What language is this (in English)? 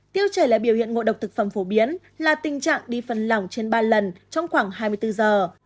Vietnamese